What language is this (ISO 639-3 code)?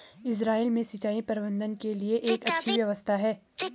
hin